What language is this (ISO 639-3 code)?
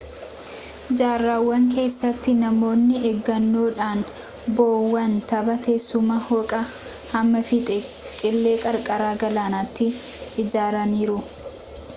orm